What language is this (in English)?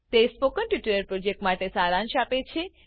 Gujarati